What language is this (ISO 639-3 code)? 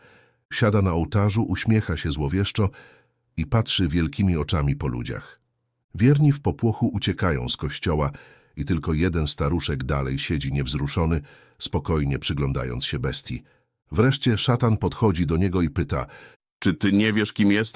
pol